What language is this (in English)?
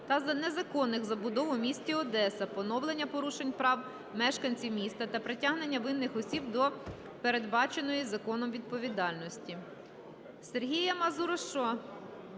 Ukrainian